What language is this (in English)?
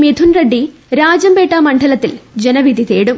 Malayalam